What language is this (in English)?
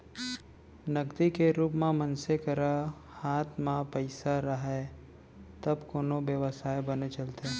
Chhattisgarhi